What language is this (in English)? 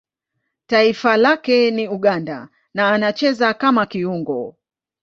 Swahili